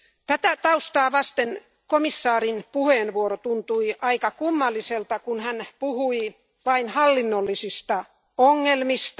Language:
Finnish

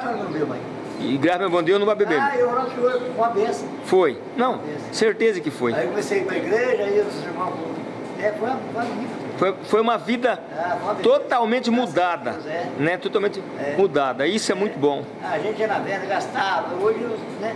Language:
Portuguese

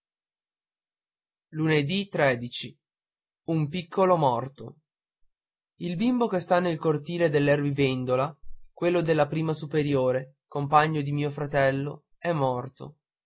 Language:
Italian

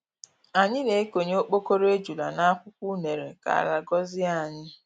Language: Igbo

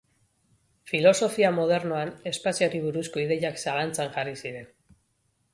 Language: Basque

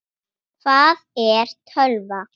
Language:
Icelandic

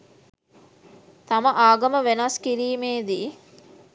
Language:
Sinhala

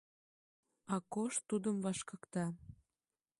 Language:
Mari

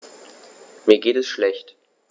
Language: German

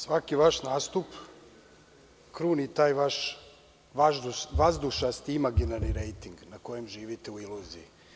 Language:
Serbian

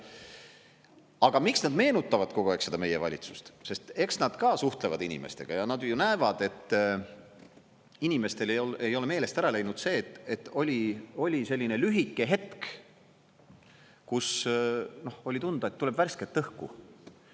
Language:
Estonian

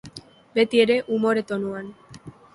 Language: Basque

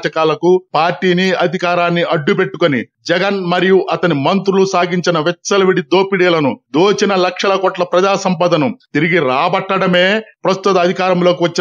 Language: Telugu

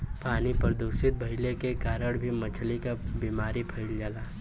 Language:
Bhojpuri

